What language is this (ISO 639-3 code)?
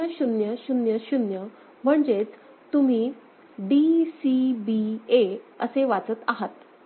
mar